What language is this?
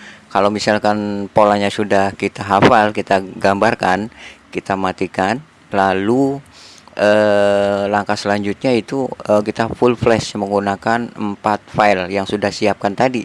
Indonesian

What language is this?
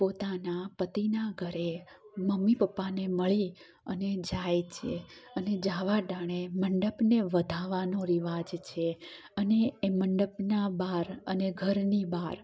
Gujarati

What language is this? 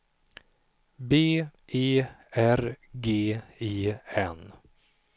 Swedish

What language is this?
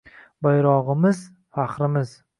Uzbek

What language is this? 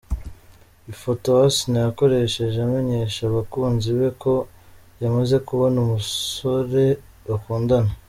Kinyarwanda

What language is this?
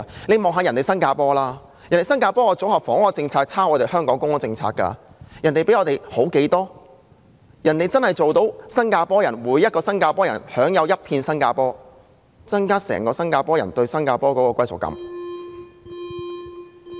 Cantonese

